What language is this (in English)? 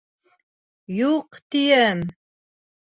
Bashkir